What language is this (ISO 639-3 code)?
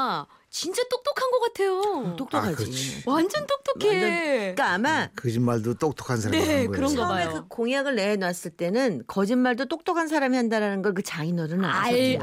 kor